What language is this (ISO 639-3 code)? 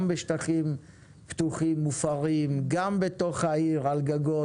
heb